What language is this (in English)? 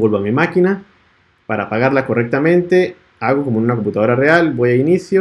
Spanish